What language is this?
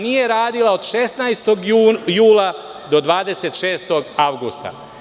Serbian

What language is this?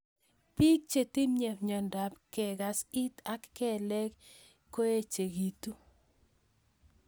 Kalenjin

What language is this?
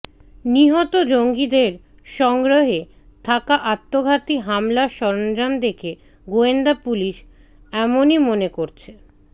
Bangla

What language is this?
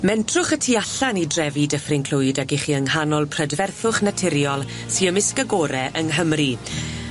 Welsh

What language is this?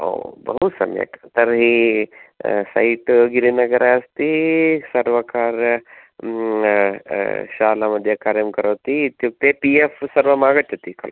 Sanskrit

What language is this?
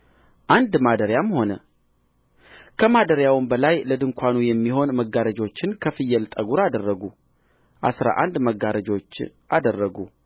Amharic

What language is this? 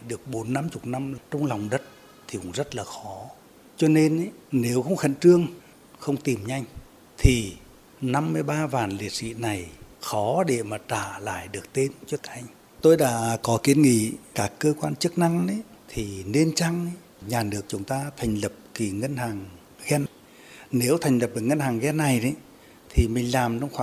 Vietnamese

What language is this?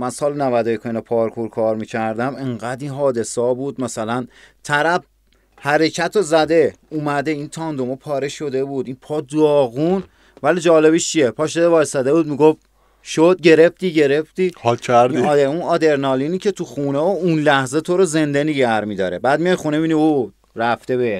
Persian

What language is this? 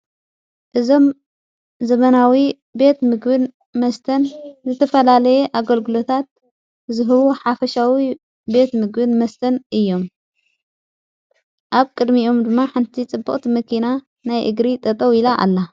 Tigrinya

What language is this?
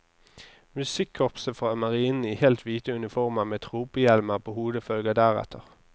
Norwegian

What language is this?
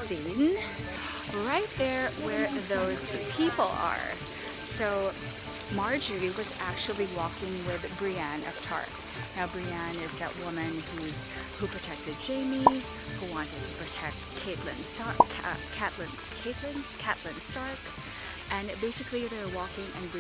English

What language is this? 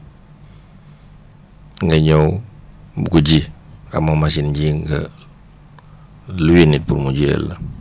Wolof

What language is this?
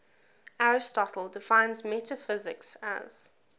English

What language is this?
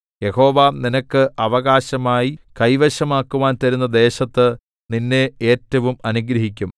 Malayalam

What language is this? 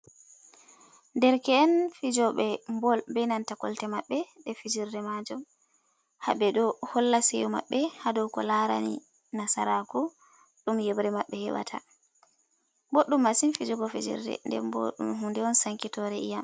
Fula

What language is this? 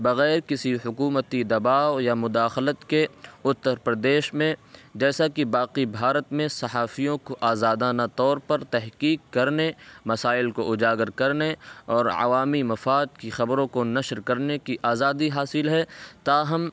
Urdu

